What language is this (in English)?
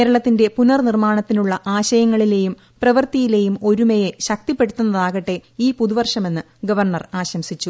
Malayalam